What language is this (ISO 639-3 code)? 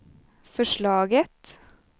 swe